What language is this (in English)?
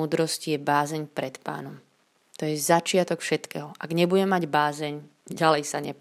Slovak